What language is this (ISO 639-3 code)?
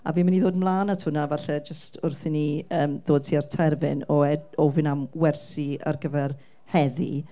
cym